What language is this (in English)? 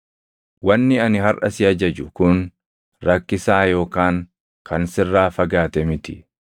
Oromo